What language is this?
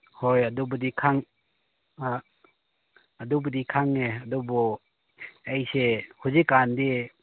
Manipuri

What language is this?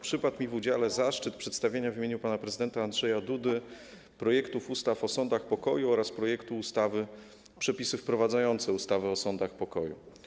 Polish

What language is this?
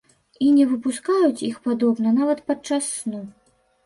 Belarusian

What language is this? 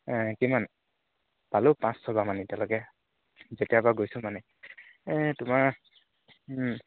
Assamese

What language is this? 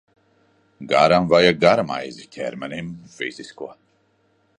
Latvian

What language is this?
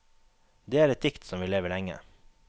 Norwegian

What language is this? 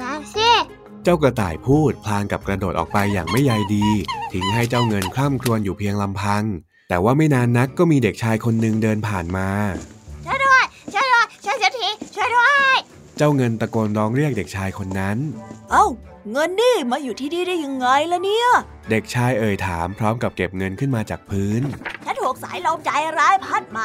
Thai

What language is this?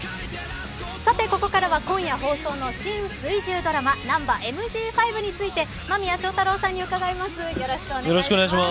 Japanese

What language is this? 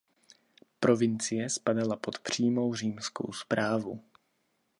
Czech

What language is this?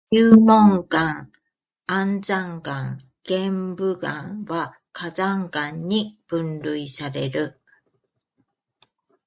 Japanese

